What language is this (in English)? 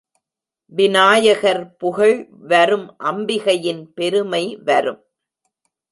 Tamil